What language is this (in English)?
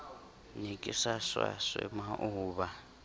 Southern Sotho